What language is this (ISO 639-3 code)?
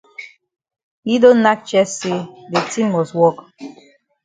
wes